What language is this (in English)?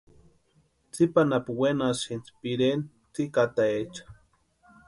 Western Highland Purepecha